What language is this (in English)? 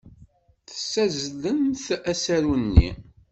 Kabyle